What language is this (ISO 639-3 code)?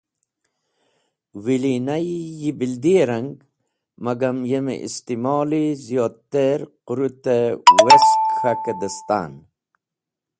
wbl